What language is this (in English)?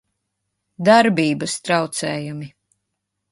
Latvian